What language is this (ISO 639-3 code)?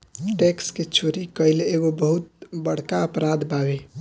bho